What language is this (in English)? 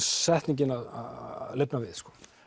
Icelandic